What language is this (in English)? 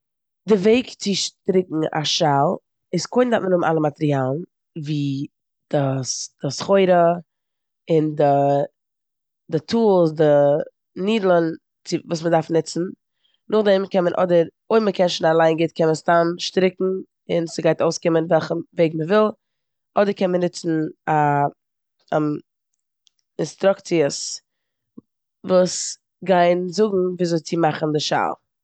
Yiddish